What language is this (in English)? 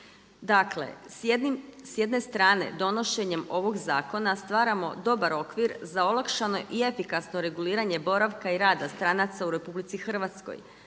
Croatian